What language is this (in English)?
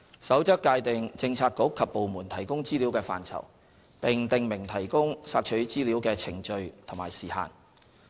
Cantonese